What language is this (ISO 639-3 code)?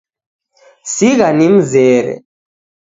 dav